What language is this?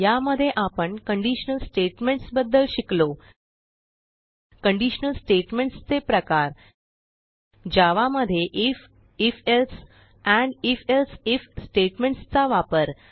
Marathi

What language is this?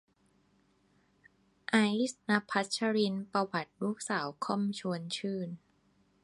Thai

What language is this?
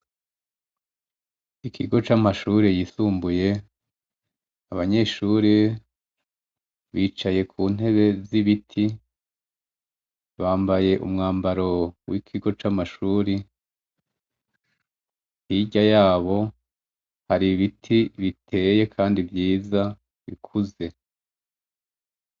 Rundi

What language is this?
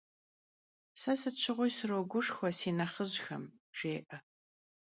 Kabardian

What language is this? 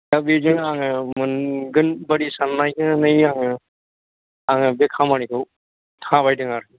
Bodo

